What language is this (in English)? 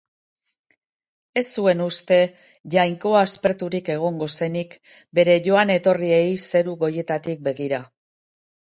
Basque